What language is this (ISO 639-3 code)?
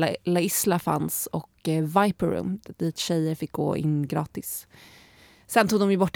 swe